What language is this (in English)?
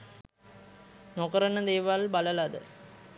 Sinhala